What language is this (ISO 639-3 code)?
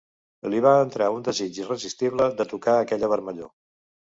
cat